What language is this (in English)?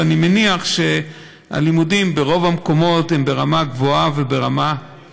Hebrew